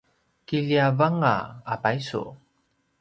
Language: Paiwan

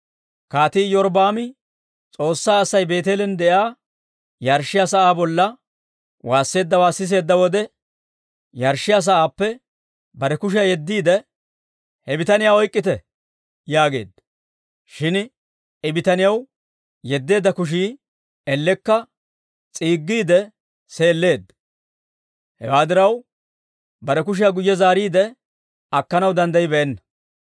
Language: Dawro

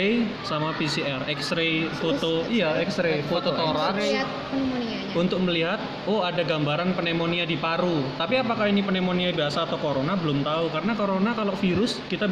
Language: Indonesian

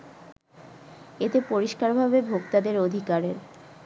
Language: Bangla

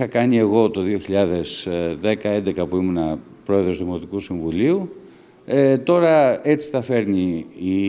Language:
Greek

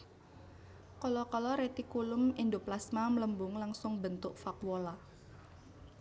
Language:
Javanese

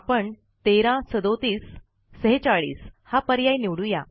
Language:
Marathi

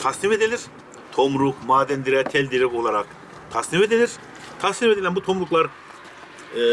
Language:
Turkish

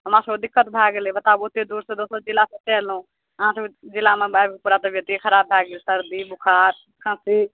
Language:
Maithili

